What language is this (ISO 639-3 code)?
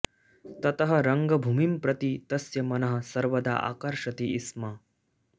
san